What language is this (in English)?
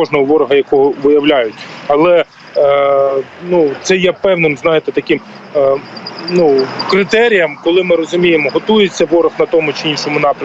Ukrainian